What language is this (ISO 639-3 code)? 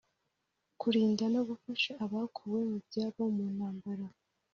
kin